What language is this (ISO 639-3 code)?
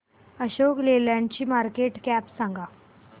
mar